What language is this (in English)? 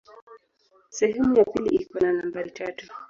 Swahili